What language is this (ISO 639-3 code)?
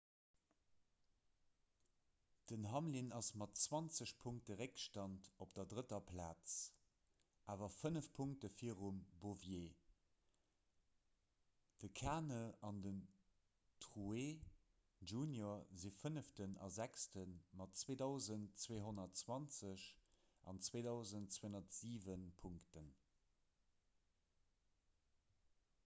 ltz